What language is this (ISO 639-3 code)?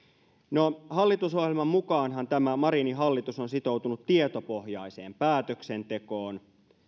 fin